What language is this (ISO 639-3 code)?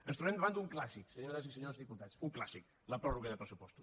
cat